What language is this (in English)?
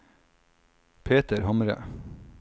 Norwegian